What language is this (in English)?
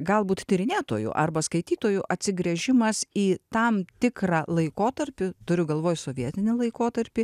Lithuanian